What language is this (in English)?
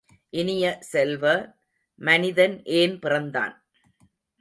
Tamil